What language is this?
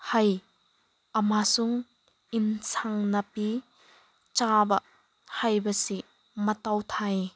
Manipuri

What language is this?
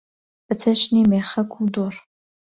Central Kurdish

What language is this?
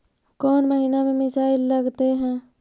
Magahi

